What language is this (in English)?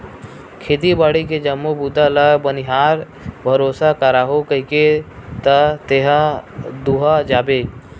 Chhattisgarhi